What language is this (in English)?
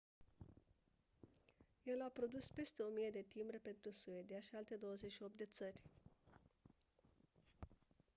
Romanian